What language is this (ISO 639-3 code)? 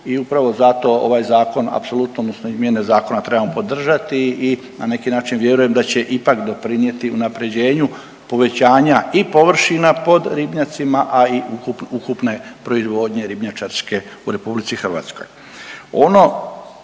hrv